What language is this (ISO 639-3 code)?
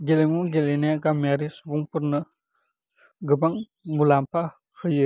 brx